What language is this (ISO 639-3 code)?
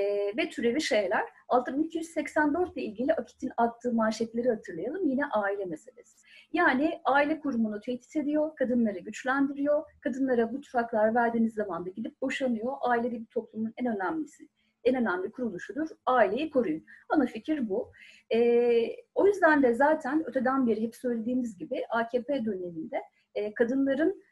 tur